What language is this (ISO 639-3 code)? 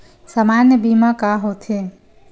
hne